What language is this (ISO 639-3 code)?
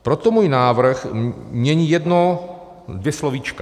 ces